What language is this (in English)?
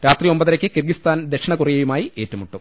Malayalam